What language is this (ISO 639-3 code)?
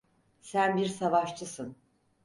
tur